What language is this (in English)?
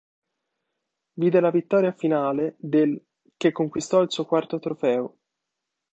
Italian